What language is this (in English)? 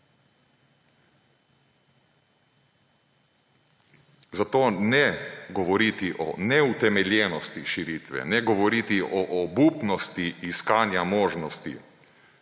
Slovenian